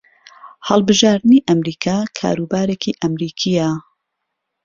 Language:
Central Kurdish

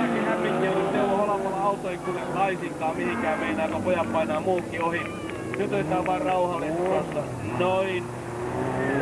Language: Finnish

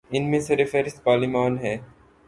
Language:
Urdu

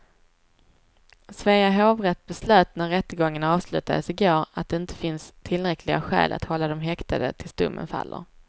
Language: Swedish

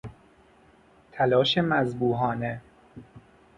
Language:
Persian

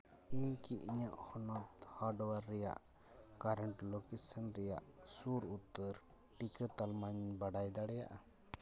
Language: Santali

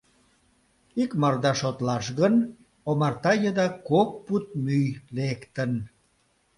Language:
Mari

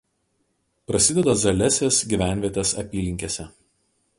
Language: Lithuanian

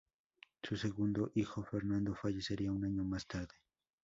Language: Spanish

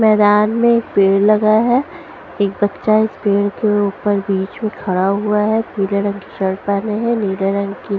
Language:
Hindi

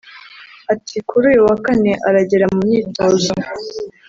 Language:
Kinyarwanda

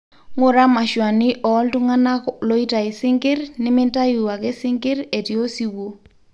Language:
Masai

